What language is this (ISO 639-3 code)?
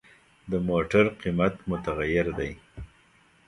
pus